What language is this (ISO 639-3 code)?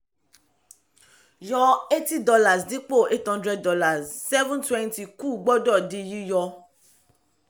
yor